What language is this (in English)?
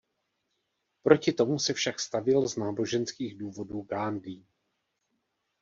Czech